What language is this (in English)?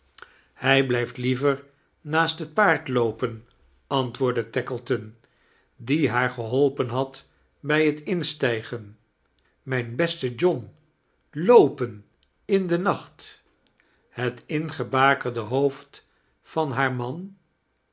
Dutch